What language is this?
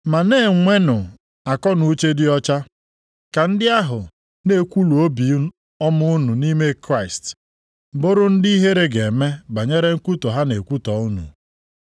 Igbo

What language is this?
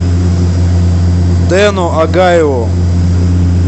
Russian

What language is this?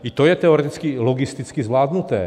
Czech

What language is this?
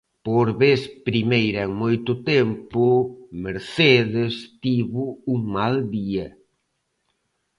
Galician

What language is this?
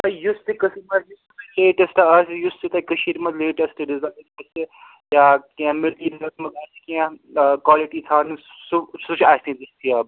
Kashmiri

